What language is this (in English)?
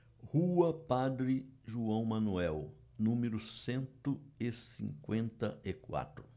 Portuguese